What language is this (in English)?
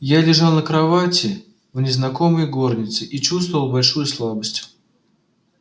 Russian